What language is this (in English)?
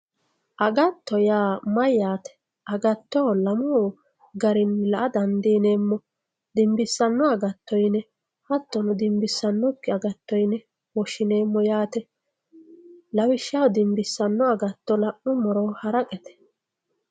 Sidamo